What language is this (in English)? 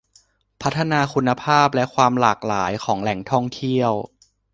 Thai